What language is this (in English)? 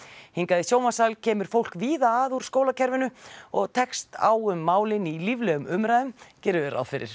Icelandic